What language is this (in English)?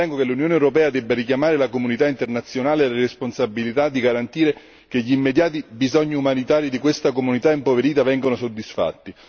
Italian